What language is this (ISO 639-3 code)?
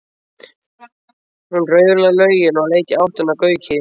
isl